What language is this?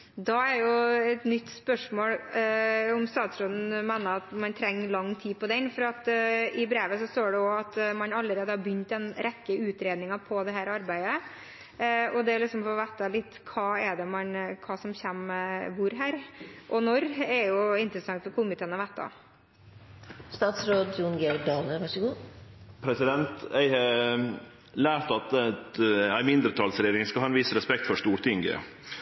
Norwegian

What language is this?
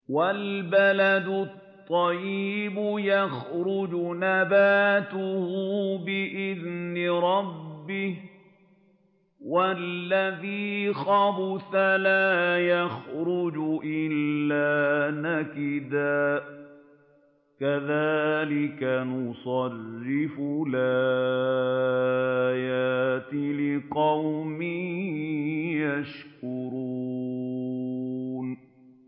Arabic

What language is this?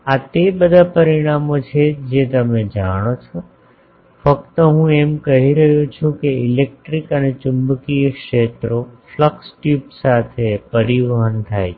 Gujarati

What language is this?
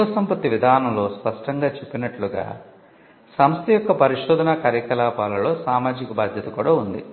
Telugu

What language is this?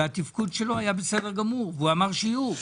Hebrew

